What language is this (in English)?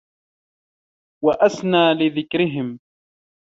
Arabic